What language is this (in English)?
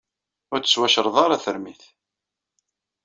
Kabyle